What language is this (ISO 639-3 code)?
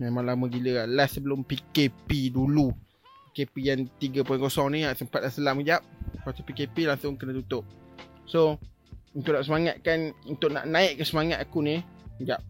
msa